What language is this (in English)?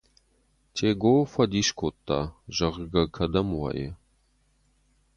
Ossetic